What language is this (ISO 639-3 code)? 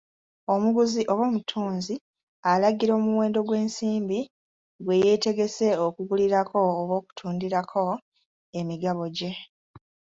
lug